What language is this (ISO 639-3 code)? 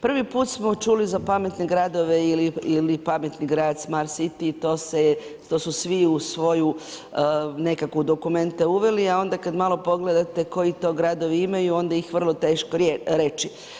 hrv